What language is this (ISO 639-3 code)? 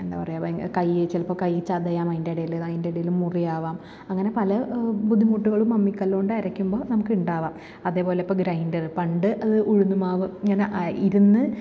mal